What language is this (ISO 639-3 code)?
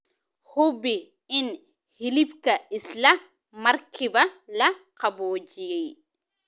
som